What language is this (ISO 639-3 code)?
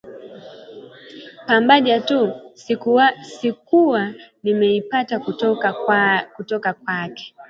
swa